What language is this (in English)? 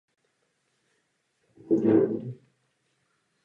Czech